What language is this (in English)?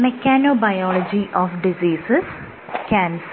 Malayalam